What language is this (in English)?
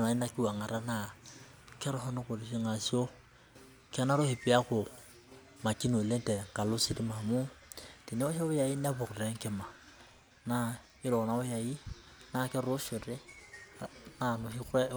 Masai